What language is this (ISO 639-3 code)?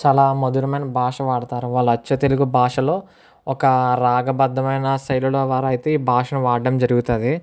tel